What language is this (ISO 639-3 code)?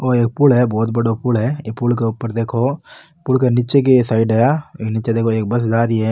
mwr